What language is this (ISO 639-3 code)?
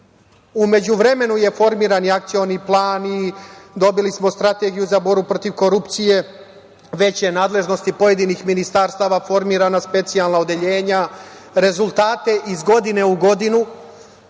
srp